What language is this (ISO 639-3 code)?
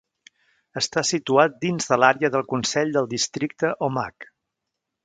cat